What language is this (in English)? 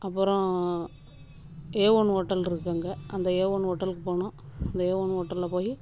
Tamil